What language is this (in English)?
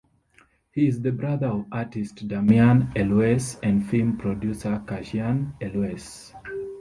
English